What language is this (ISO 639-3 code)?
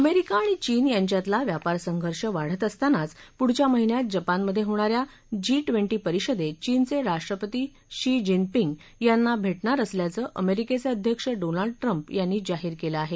mar